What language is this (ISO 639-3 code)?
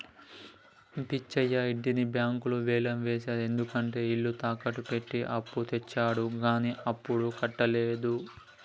tel